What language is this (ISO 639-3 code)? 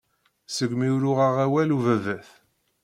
kab